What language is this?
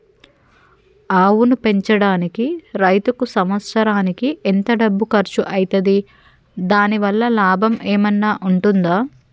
Telugu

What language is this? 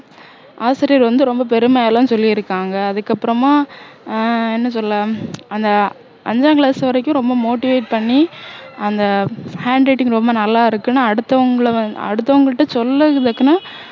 Tamil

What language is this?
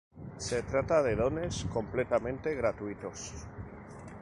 Spanish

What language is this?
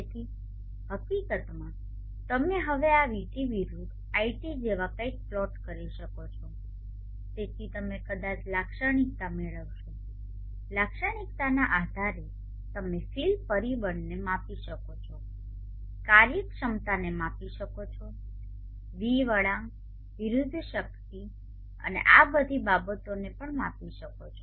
Gujarati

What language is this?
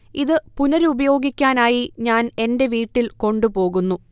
Malayalam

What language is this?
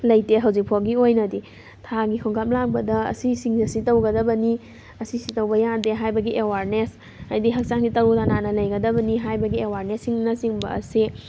Manipuri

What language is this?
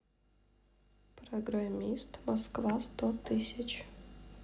Russian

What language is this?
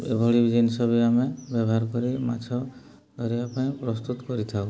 Odia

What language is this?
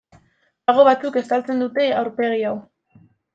Basque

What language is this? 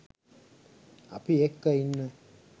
Sinhala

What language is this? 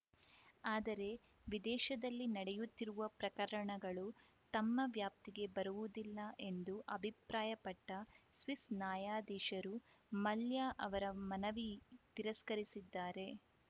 Kannada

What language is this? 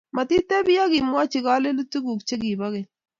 Kalenjin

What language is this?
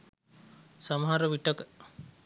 Sinhala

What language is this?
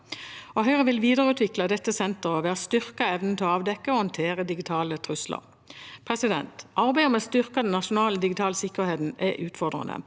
Norwegian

